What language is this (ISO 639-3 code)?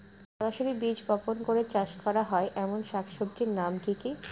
ben